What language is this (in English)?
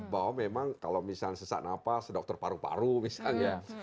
Indonesian